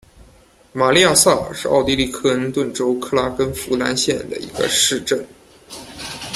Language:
Chinese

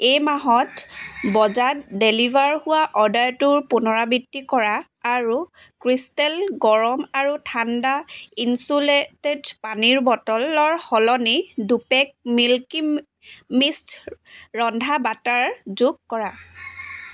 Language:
Assamese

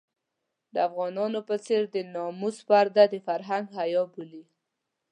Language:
Pashto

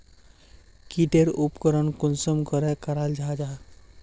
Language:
Magahi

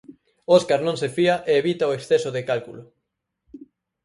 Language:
Galician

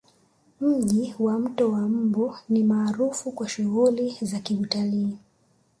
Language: Swahili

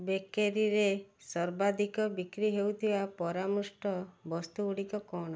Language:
Odia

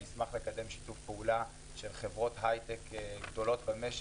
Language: Hebrew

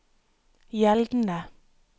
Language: Norwegian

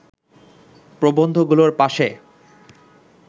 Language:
Bangla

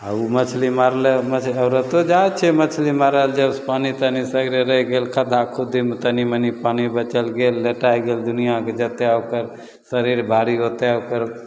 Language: Maithili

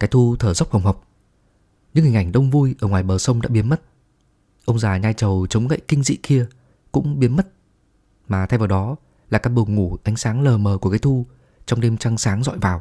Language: Vietnamese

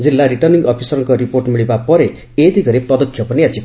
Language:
Odia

